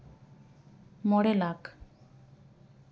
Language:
Santali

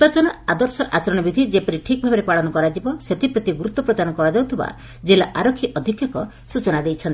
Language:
Odia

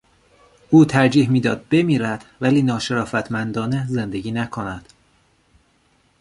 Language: Persian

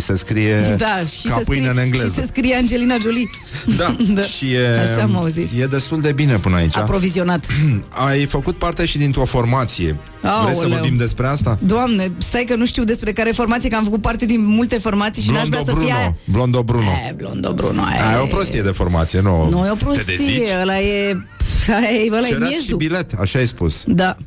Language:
Romanian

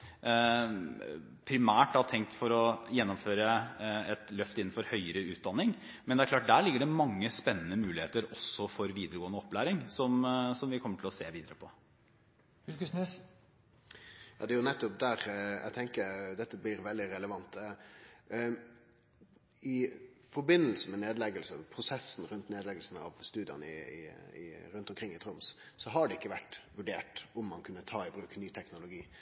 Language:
Norwegian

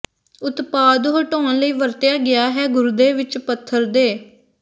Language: Punjabi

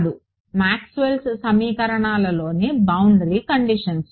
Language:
Telugu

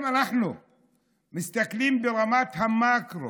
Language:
Hebrew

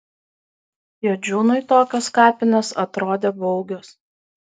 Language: Lithuanian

